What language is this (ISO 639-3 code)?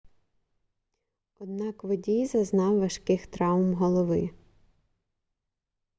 ukr